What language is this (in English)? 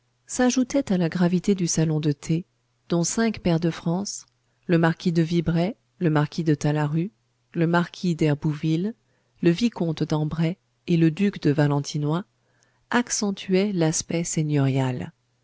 French